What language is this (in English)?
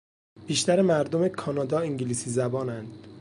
Persian